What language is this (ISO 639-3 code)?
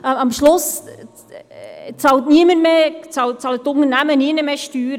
gsw